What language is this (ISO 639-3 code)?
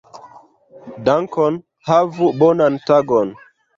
epo